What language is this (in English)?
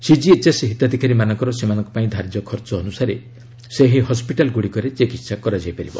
Odia